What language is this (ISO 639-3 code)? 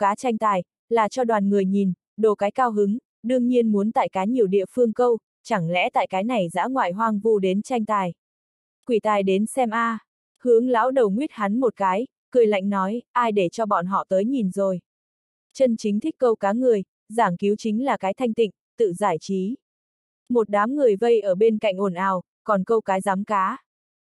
vie